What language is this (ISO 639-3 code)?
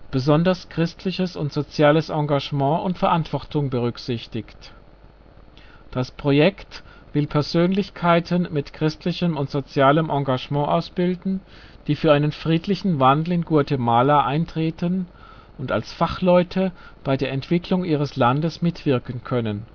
deu